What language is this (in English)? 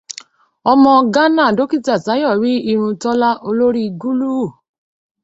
Yoruba